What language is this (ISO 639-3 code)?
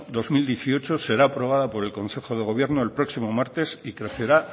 spa